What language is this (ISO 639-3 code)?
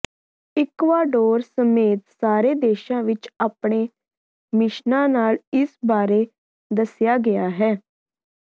pan